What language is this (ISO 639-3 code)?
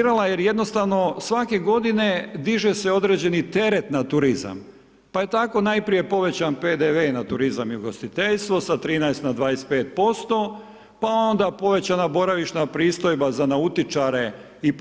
hrv